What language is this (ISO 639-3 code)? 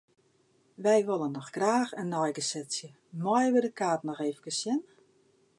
fry